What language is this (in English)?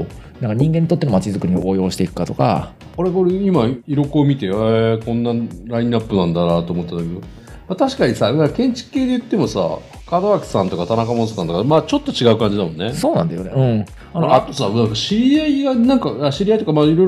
Japanese